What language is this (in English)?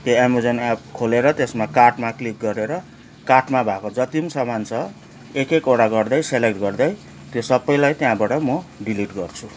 Nepali